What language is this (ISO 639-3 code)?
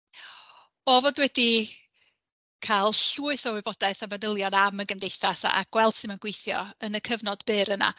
cym